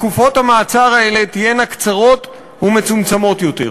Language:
Hebrew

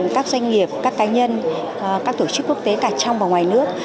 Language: Vietnamese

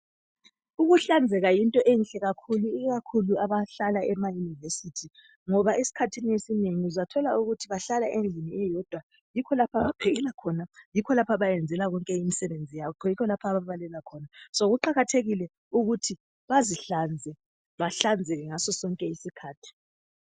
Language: North Ndebele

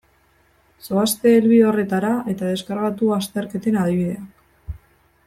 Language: Basque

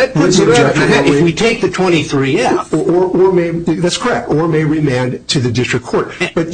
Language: English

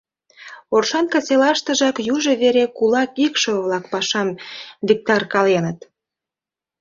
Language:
Mari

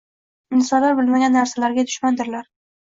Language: Uzbek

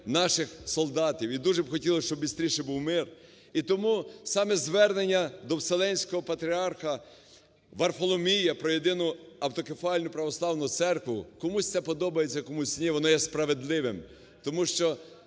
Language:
Ukrainian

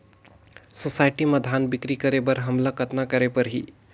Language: Chhattisgarhi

